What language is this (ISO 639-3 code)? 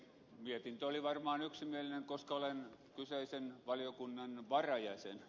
fin